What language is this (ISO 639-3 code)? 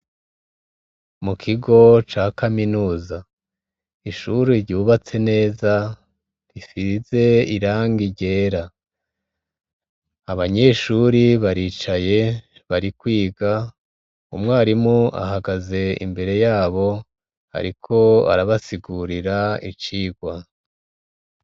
run